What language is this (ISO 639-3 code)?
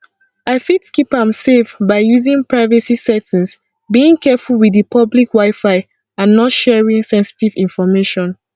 pcm